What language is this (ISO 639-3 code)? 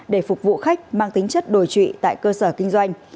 vie